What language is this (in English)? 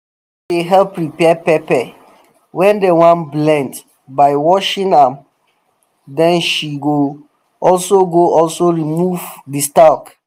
Nigerian Pidgin